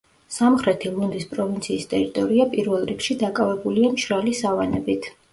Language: Georgian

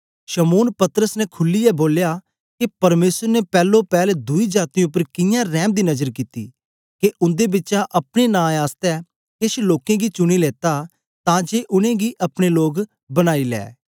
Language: Dogri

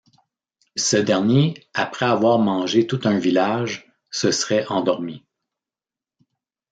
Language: French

